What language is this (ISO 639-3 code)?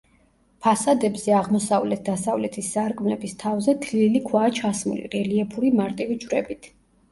kat